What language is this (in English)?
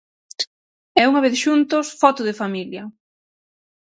Galician